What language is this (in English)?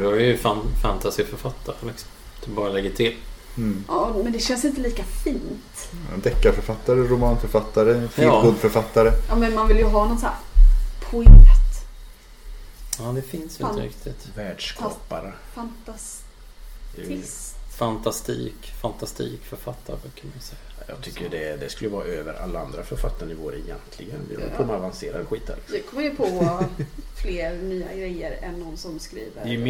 Swedish